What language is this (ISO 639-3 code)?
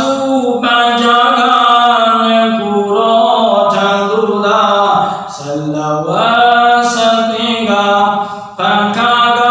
mya